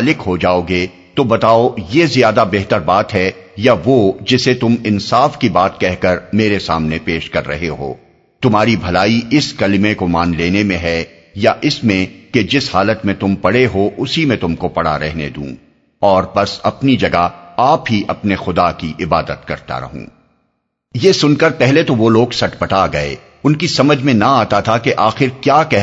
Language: Urdu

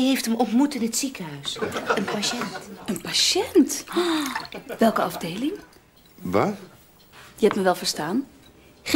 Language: Dutch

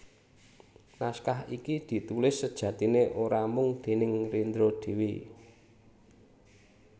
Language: Javanese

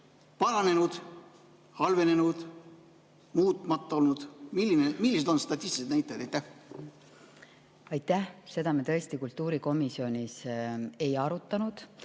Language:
Estonian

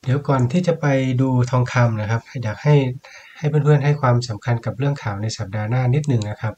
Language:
Thai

